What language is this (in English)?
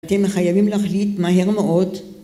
Hebrew